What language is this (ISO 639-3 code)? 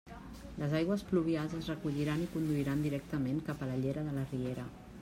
cat